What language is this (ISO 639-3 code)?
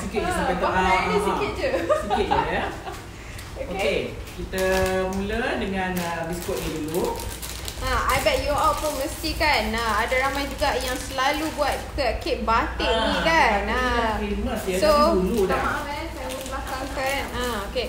msa